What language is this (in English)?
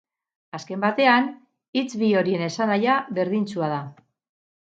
Basque